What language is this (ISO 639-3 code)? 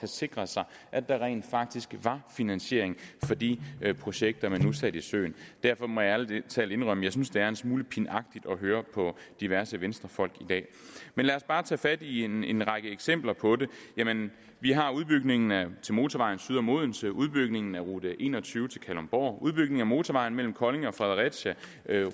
dan